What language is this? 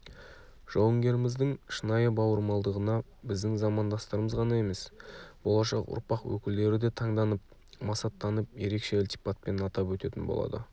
Kazakh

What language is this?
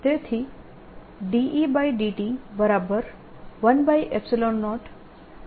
Gujarati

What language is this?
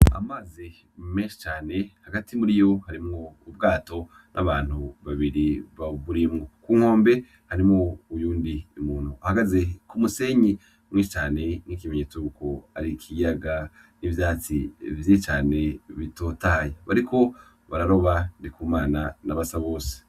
Rundi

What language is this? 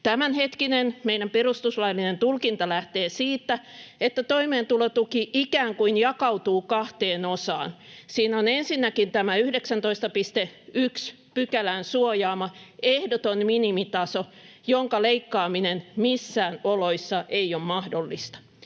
Finnish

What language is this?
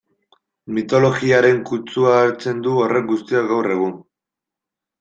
Basque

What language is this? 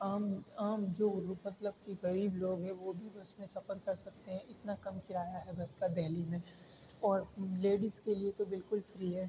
Urdu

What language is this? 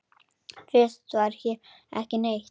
Icelandic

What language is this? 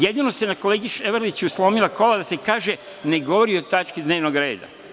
Serbian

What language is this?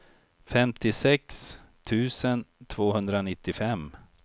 Swedish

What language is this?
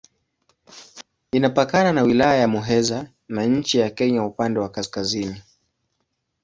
Swahili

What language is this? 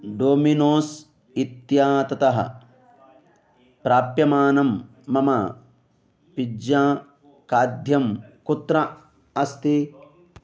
Sanskrit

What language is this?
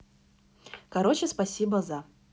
Russian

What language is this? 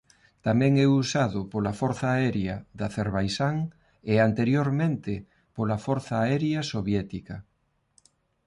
Galician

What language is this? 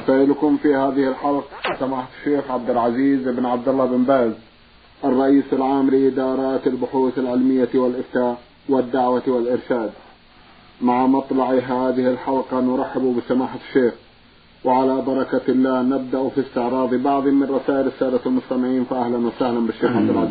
Arabic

